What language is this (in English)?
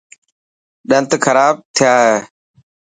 Dhatki